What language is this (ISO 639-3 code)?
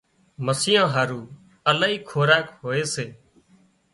kxp